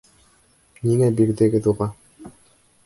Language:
Bashkir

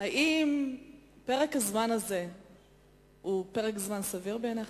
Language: Hebrew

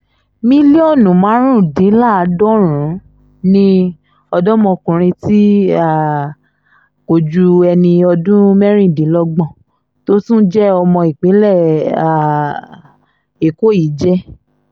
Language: Yoruba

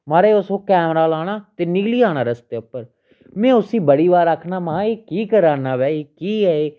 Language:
Dogri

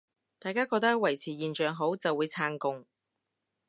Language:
Cantonese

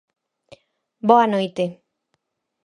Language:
Galician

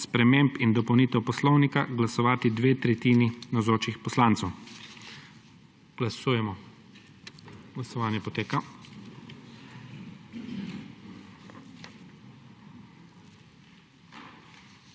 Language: Slovenian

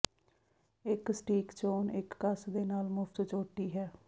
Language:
Punjabi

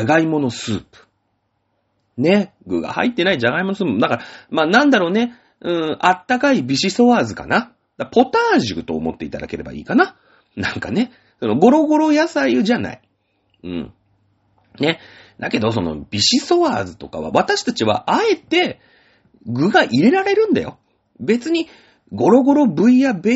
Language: Japanese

